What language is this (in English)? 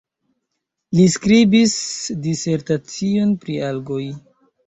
Esperanto